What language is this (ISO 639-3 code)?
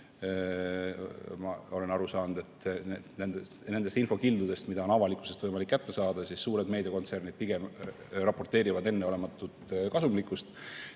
est